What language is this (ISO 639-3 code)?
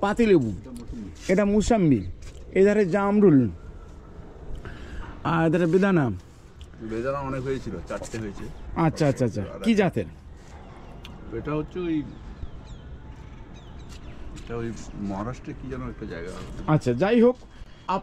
ben